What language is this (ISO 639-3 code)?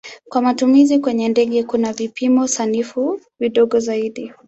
swa